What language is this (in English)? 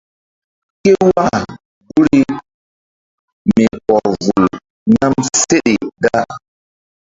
Mbum